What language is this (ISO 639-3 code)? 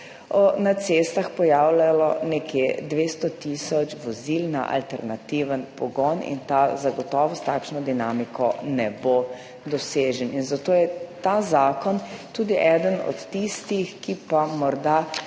slv